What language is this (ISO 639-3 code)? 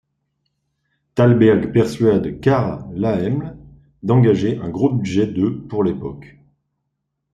fra